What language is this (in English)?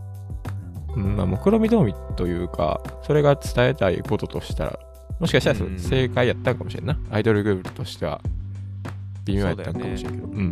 Japanese